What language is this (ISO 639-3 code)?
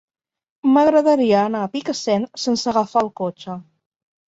cat